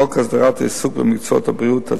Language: Hebrew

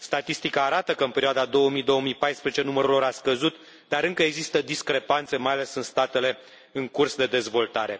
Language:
Romanian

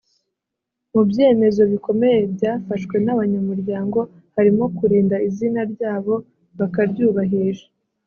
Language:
Kinyarwanda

